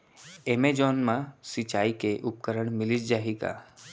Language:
Chhattisgarhi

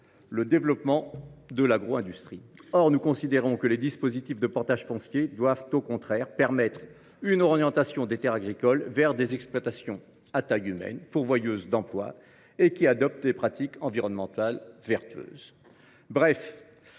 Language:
French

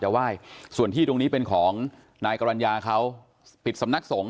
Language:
Thai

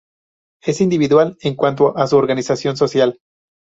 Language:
Spanish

